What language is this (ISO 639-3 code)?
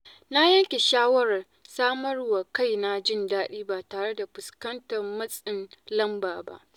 hau